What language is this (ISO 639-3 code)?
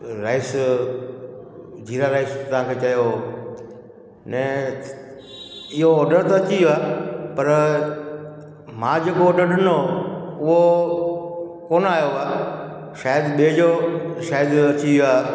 snd